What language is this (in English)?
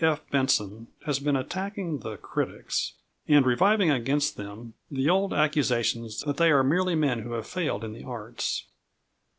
English